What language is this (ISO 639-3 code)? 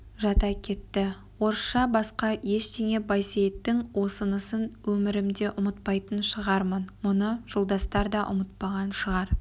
kaz